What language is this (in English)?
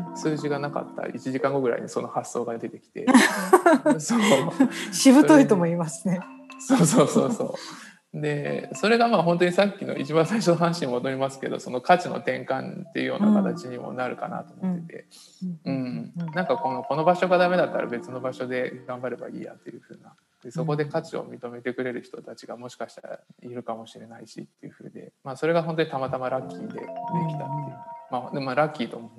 Japanese